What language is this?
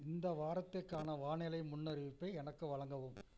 Tamil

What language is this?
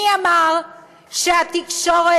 Hebrew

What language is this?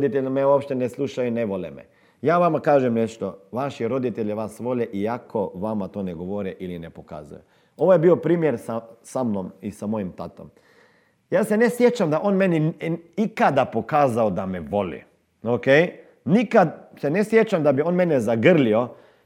Croatian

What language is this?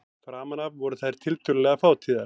Icelandic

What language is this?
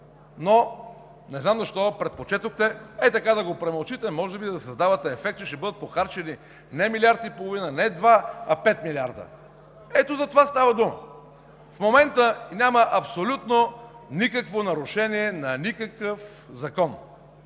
Bulgarian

